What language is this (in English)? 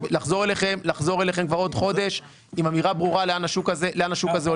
Hebrew